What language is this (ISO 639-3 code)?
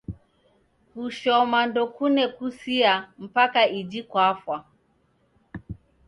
dav